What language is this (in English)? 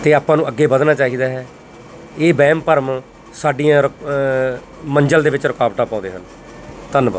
Punjabi